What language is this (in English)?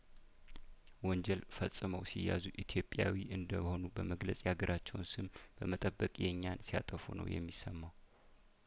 Amharic